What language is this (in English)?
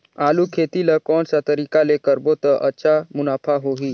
Chhattisgarhi